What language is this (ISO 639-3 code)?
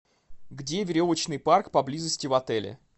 rus